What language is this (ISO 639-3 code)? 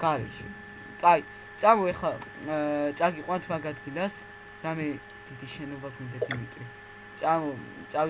eng